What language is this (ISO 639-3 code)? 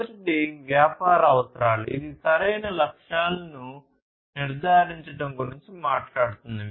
tel